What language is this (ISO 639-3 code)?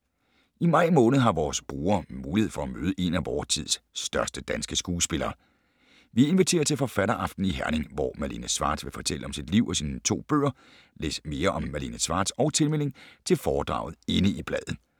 dan